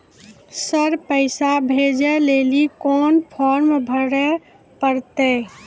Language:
Maithili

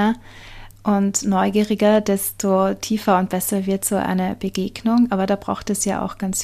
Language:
German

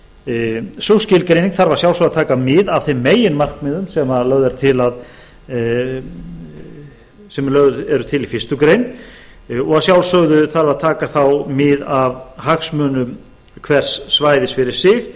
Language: Icelandic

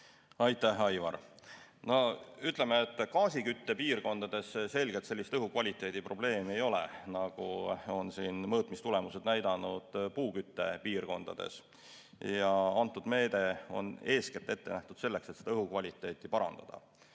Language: Estonian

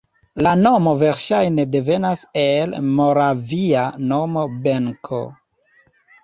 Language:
Esperanto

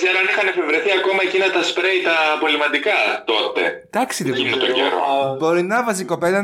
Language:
Greek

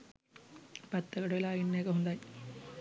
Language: Sinhala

